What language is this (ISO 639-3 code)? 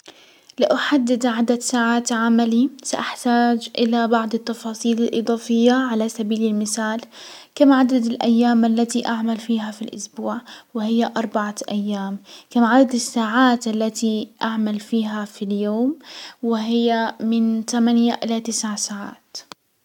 acw